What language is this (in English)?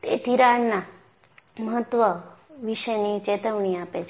Gujarati